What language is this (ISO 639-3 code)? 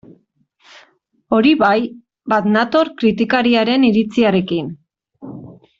eus